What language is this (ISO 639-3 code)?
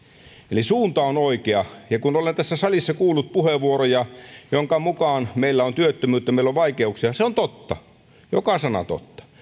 fin